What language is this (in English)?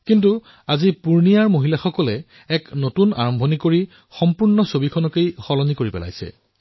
Assamese